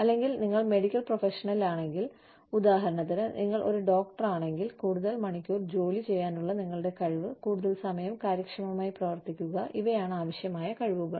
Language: Malayalam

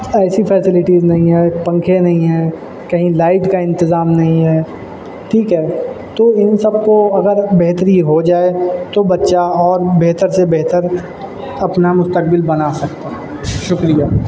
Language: Urdu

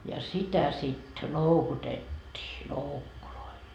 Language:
Finnish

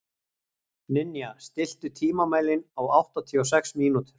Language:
Icelandic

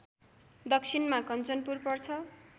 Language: Nepali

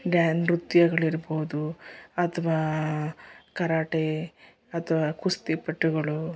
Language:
Kannada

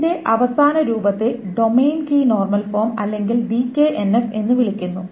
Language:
Malayalam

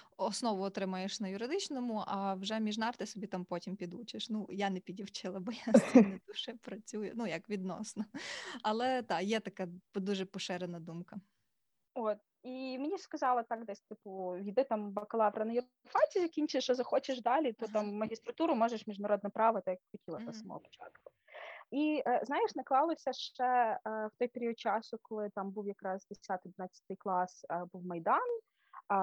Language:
Ukrainian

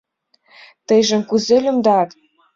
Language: Mari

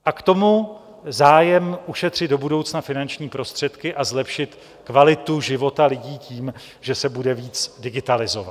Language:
Czech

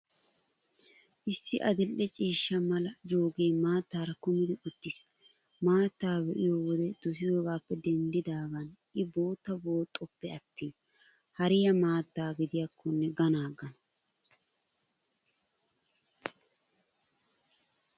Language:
Wolaytta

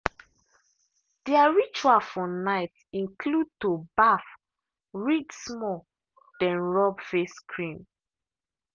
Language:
Nigerian Pidgin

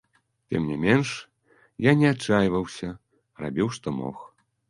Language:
Belarusian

